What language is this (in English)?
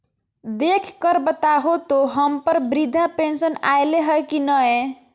Magahi